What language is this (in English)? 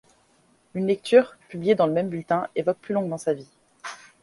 French